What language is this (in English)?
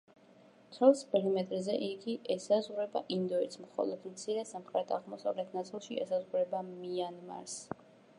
Georgian